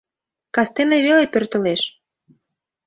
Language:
Mari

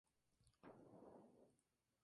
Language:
Spanish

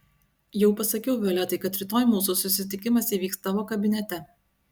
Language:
Lithuanian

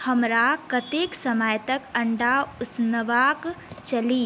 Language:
Maithili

